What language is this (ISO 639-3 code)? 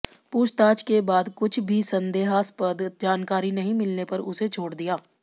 hin